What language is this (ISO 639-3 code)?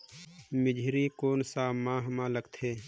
hne